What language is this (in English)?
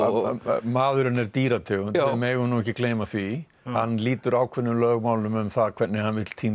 Icelandic